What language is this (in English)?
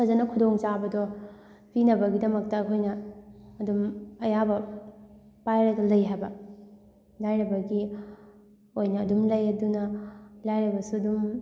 Manipuri